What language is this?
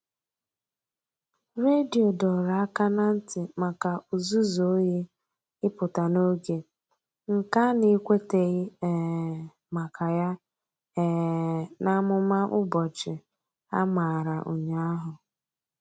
Igbo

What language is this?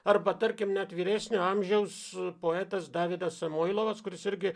Lithuanian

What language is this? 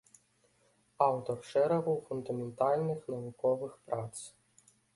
Belarusian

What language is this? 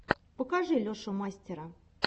Russian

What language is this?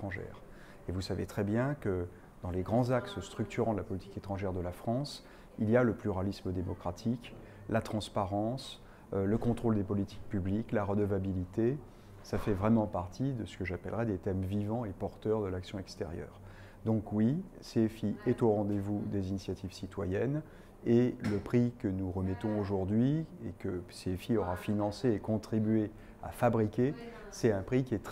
French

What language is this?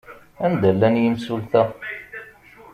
Kabyle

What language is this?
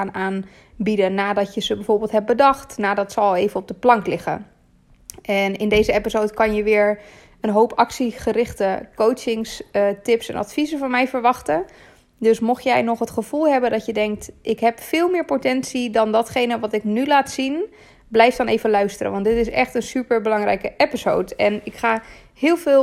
Dutch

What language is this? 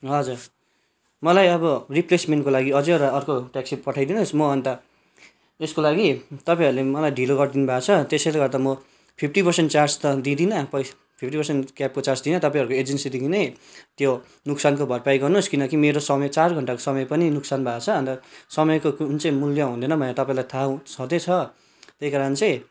Nepali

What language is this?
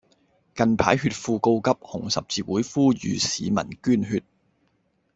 Cantonese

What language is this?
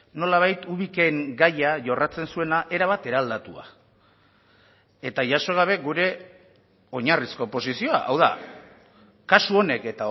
Basque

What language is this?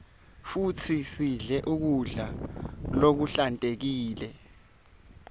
Swati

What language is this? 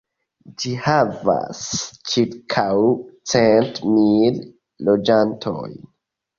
Esperanto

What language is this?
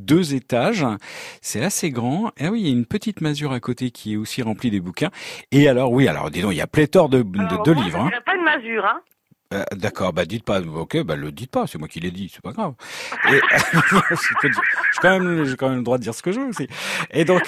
French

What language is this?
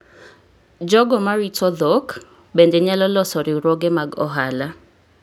Luo (Kenya and Tanzania)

